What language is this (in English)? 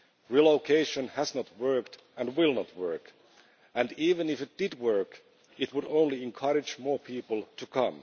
English